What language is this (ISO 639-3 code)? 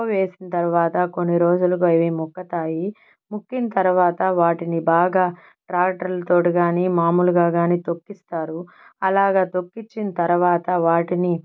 tel